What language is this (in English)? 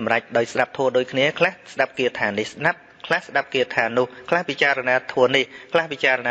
Vietnamese